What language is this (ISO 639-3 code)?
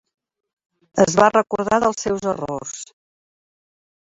cat